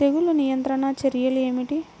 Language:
Telugu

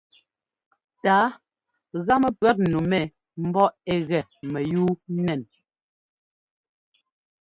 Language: Ngomba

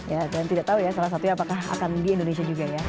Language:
Indonesian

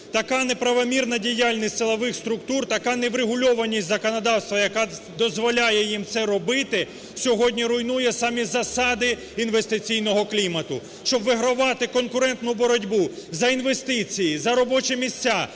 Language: Ukrainian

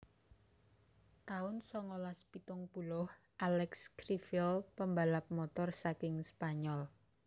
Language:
Javanese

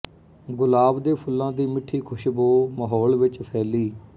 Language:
Punjabi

